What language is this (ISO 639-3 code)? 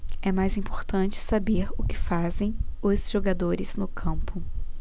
por